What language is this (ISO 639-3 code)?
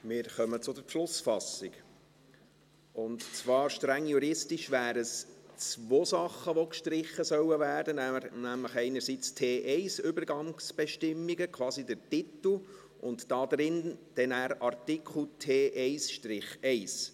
gsw